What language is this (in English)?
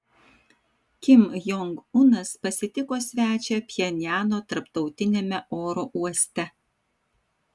Lithuanian